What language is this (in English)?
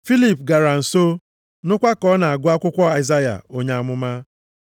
Igbo